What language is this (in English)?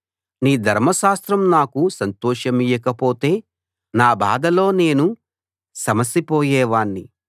Telugu